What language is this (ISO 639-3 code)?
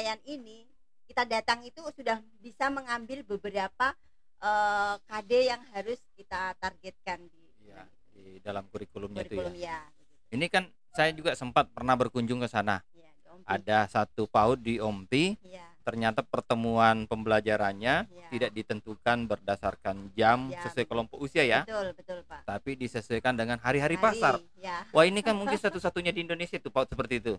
ind